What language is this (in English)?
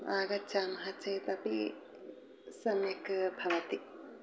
Sanskrit